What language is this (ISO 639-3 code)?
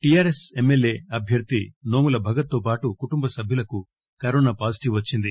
tel